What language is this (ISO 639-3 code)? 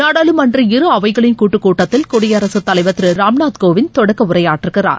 tam